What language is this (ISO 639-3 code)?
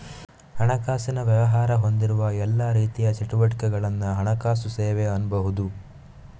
kan